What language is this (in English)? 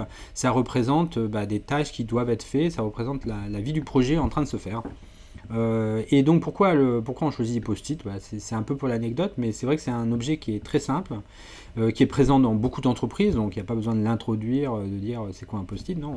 French